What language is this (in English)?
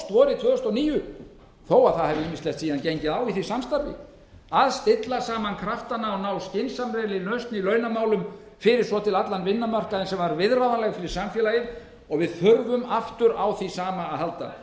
Icelandic